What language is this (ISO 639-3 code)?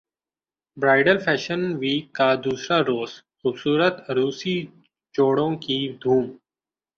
urd